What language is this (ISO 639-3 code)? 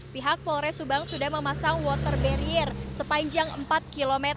ind